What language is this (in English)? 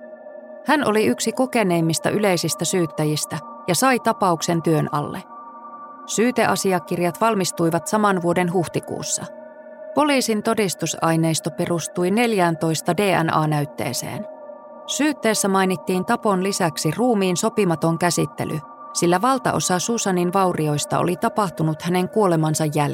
Finnish